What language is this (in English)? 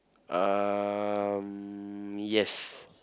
English